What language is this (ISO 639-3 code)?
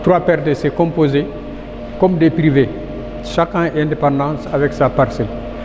wol